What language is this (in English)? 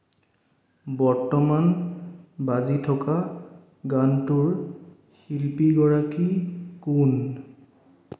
Assamese